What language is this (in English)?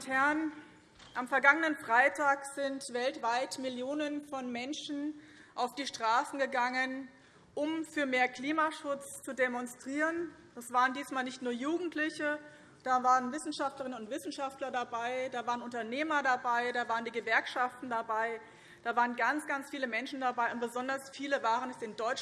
German